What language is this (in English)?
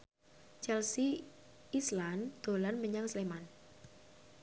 Javanese